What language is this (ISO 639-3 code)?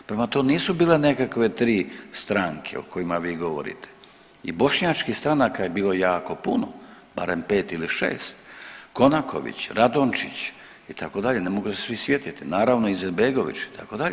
hrv